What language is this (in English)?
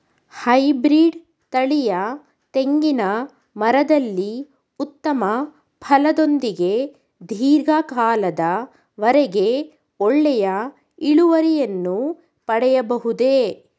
Kannada